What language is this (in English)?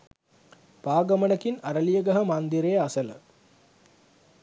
Sinhala